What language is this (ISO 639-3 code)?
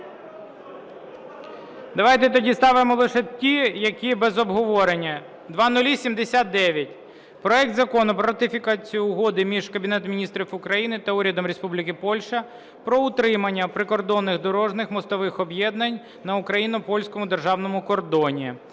ukr